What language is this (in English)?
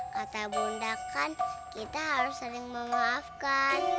Indonesian